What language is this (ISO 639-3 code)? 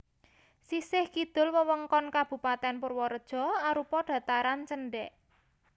jav